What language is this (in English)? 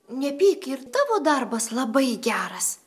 Lithuanian